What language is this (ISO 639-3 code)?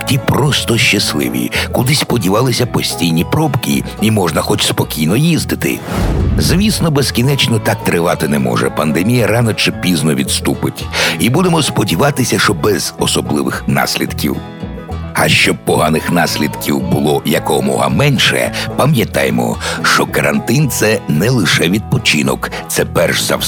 ukr